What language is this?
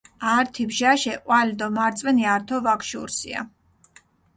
Mingrelian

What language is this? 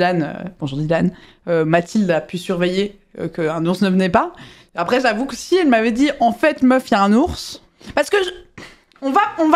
French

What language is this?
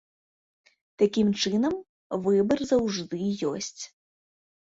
Belarusian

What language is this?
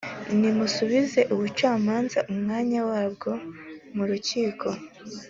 Kinyarwanda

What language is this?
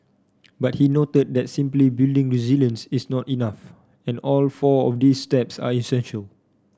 English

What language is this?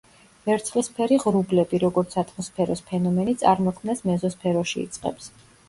Georgian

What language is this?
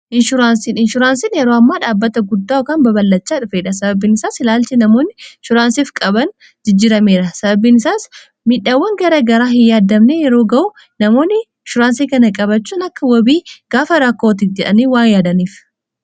Oromo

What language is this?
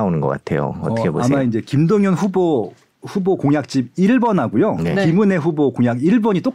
Korean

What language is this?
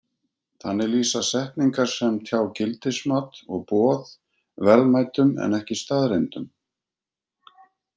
Icelandic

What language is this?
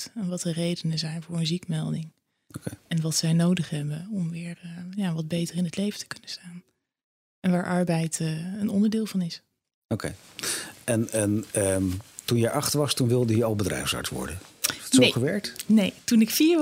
Dutch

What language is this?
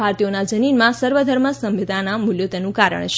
Gujarati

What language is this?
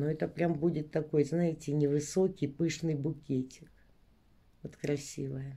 Russian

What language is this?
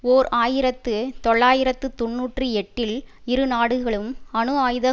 Tamil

